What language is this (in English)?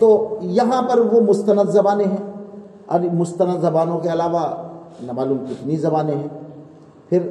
Urdu